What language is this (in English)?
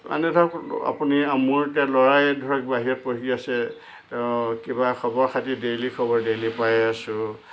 Assamese